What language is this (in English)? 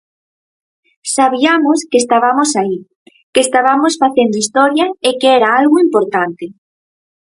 Galician